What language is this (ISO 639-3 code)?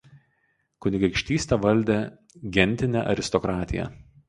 lit